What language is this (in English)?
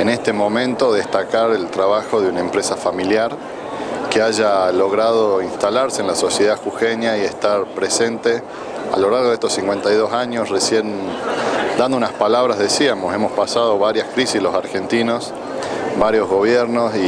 Spanish